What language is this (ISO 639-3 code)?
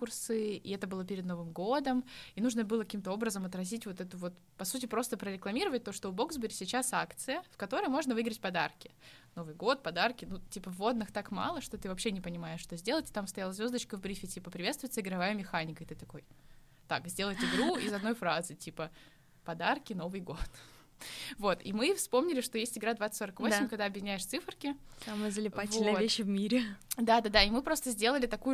rus